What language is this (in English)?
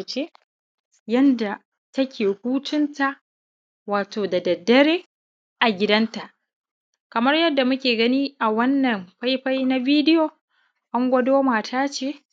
Hausa